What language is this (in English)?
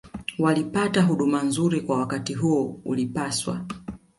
Swahili